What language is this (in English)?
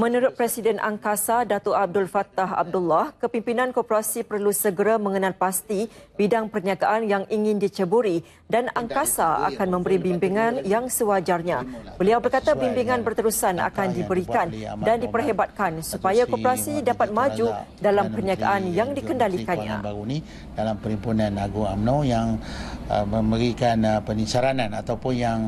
Malay